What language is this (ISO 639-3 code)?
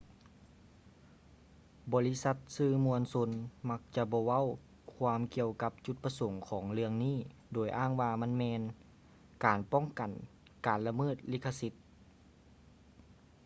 lao